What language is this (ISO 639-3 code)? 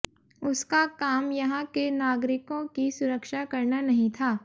hin